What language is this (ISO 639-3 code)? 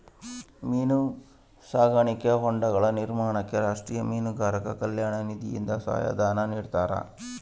kan